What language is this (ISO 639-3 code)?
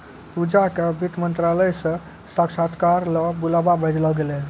mai